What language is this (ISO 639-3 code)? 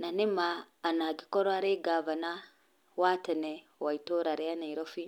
kik